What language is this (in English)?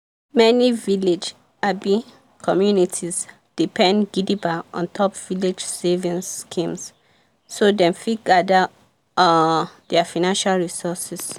Nigerian Pidgin